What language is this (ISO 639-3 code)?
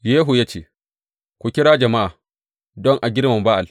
hau